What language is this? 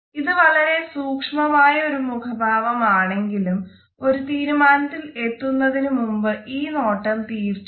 Malayalam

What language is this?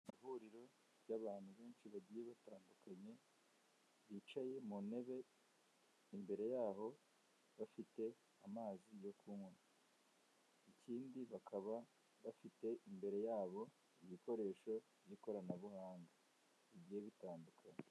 Kinyarwanda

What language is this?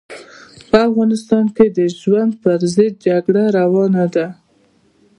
Pashto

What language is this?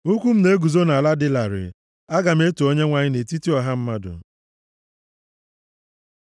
Igbo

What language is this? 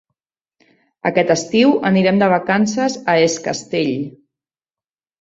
Catalan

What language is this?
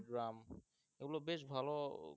Bangla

